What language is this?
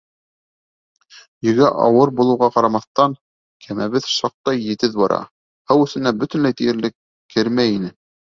Bashkir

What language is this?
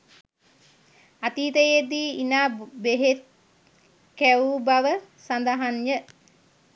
Sinhala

